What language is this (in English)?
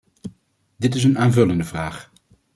Dutch